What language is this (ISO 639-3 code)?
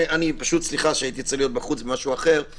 heb